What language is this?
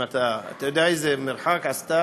Hebrew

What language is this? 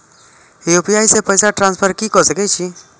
Maithili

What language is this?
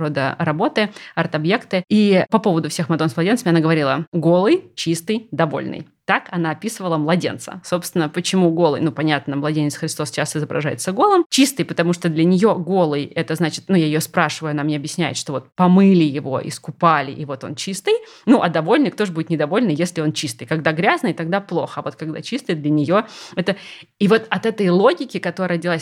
Russian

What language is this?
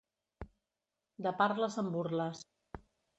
Catalan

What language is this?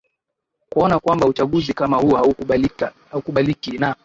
Swahili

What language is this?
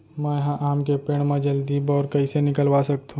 Chhattisgarhi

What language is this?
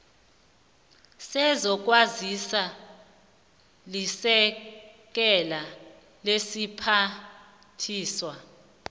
South Ndebele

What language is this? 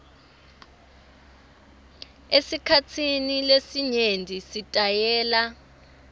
Swati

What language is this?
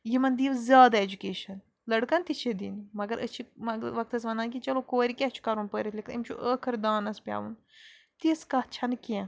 Kashmiri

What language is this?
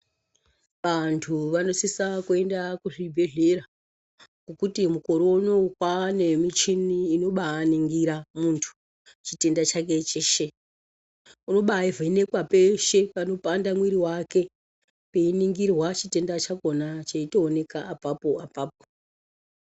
Ndau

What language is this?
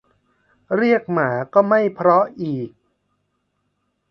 Thai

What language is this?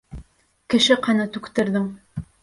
Bashkir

